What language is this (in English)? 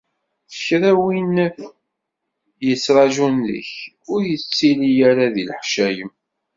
Kabyle